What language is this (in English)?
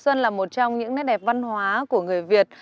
Vietnamese